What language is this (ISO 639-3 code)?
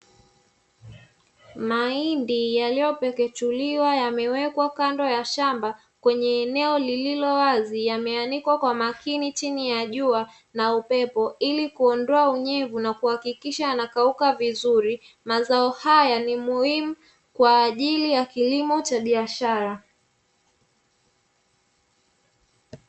swa